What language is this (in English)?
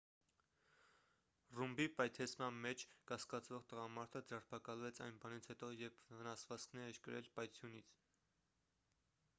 Armenian